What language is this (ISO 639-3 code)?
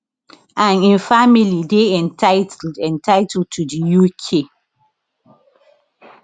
pcm